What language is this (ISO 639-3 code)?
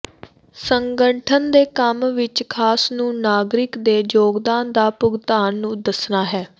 pan